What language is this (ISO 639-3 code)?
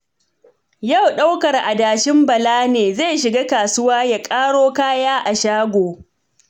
hau